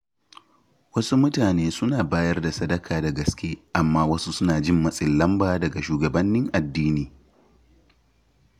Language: Hausa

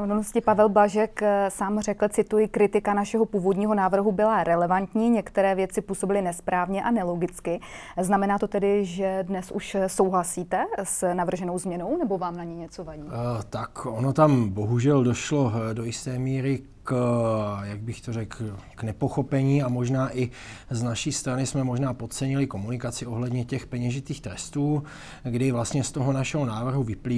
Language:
Czech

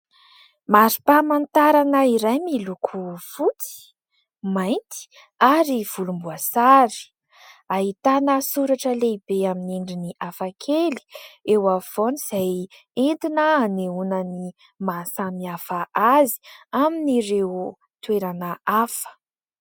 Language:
Malagasy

